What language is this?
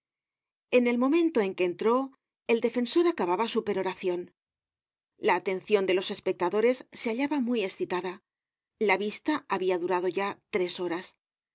Spanish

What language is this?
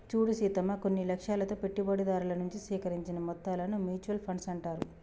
Telugu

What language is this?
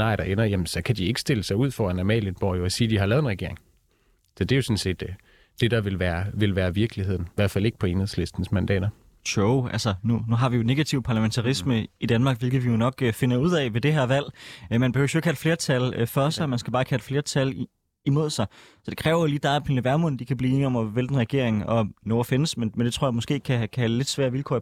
Danish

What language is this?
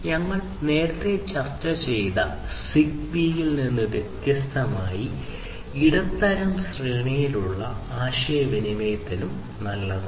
Malayalam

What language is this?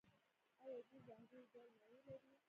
Pashto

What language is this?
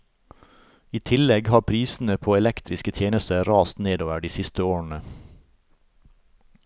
Norwegian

